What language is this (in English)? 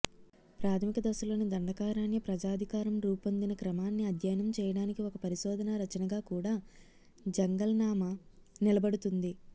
Telugu